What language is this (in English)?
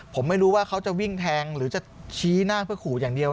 Thai